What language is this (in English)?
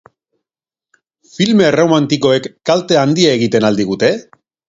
Basque